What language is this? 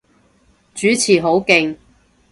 Cantonese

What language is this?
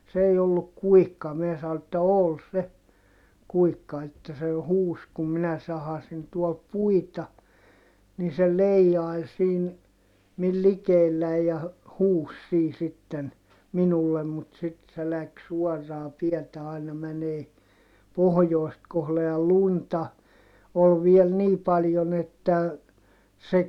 Finnish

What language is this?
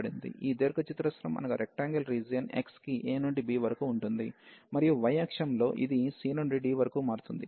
Telugu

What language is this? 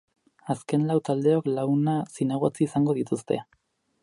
Basque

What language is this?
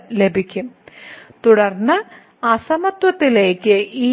Malayalam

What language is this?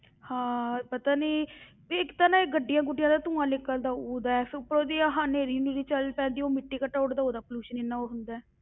Punjabi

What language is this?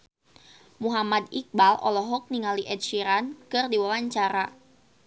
Sundanese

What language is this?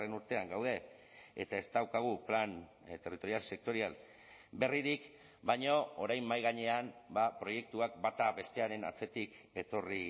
Basque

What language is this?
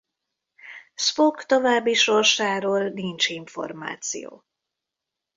Hungarian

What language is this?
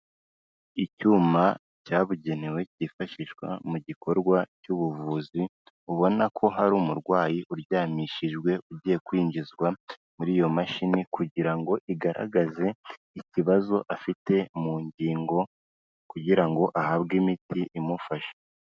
Kinyarwanda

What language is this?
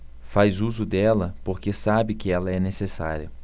Portuguese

